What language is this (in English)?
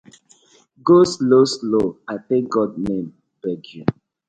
Nigerian Pidgin